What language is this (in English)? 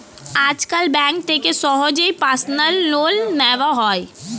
Bangla